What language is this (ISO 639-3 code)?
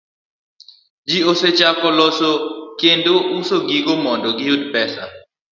luo